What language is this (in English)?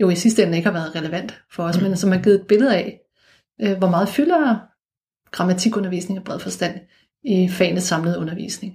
Danish